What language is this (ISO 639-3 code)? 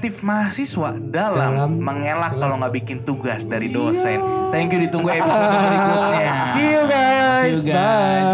ind